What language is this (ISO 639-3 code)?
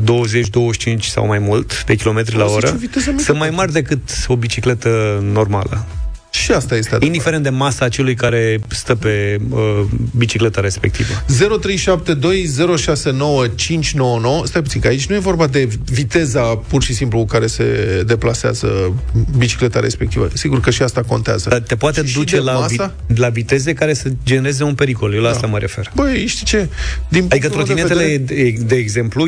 ron